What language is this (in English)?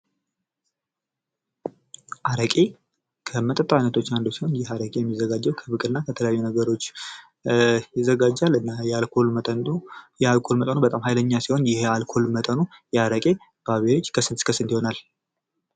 Amharic